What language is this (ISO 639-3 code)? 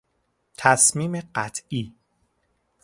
fas